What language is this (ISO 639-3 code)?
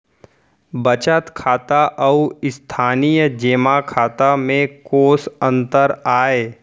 hne